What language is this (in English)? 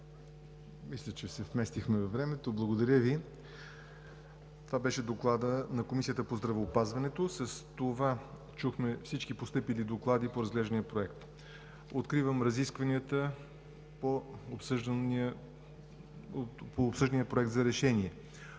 Bulgarian